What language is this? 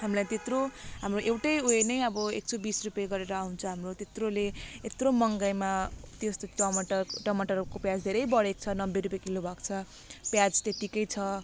Nepali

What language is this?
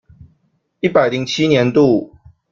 Chinese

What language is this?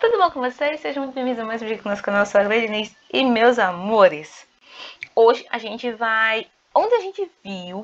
Portuguese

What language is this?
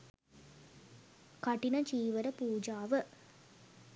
Sinhala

